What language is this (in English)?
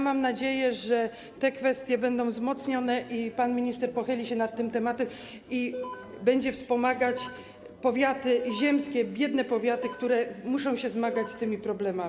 Polish